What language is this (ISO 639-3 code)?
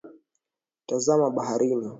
swa